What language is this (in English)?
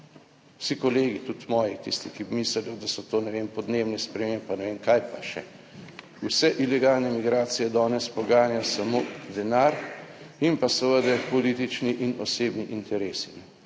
Slovenian